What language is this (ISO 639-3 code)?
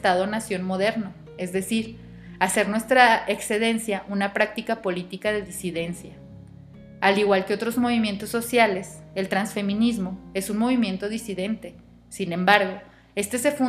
spa